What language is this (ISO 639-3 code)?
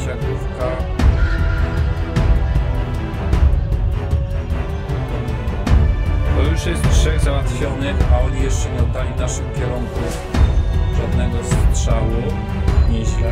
pol